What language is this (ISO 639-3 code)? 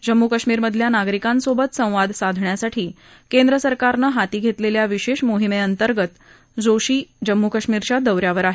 mar